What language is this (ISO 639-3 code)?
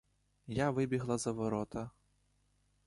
ukr